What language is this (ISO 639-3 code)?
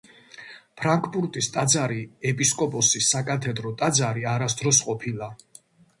kat